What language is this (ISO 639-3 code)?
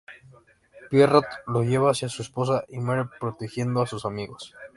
spa